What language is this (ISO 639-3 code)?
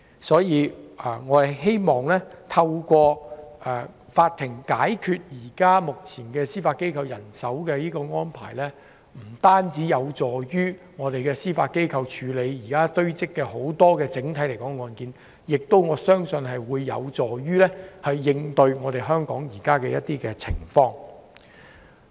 yue